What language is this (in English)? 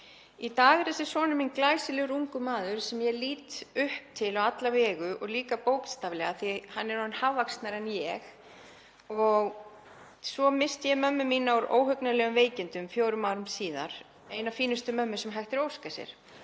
Icelandic